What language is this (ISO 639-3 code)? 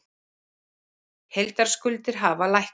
isl